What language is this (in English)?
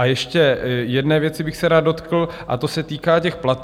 Czech